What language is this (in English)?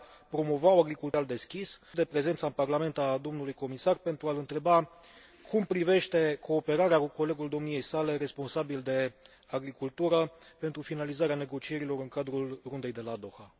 Romanian